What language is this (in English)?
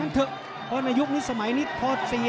Thai